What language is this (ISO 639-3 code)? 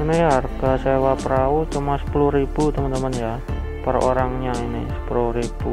ind